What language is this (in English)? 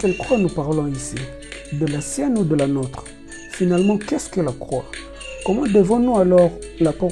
French